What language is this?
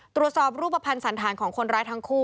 Thai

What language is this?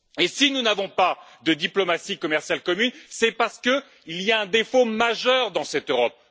French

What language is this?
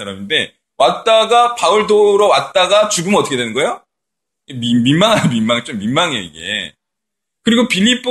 Korean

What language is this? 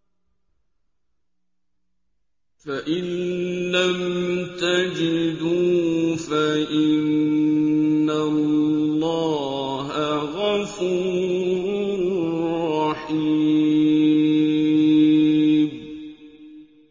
Arabic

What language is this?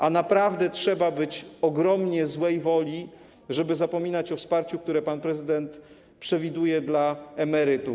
Polish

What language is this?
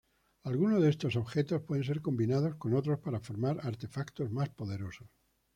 Spanish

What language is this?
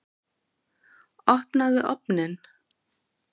Icelandic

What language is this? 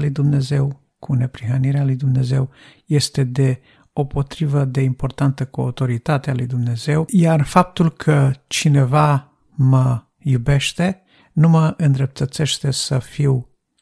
Romanian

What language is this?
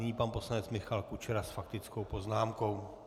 Czech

